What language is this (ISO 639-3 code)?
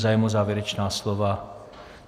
ces